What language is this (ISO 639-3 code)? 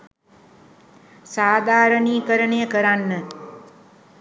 sin